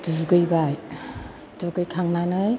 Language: Bodo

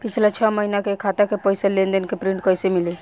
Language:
Bhojpuri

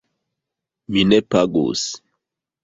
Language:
Esperanto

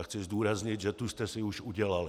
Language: Czech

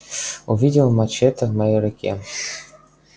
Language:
Russian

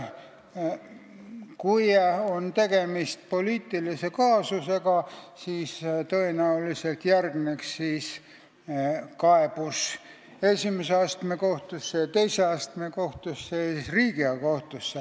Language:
Estonian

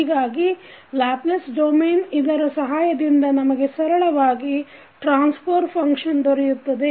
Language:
Kannada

